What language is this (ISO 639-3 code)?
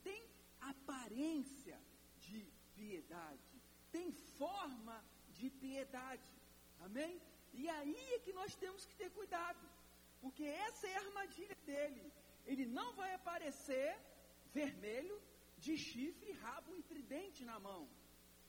por